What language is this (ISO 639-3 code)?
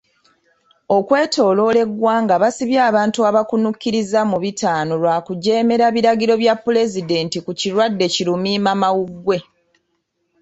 lug